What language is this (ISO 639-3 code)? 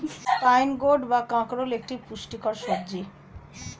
ben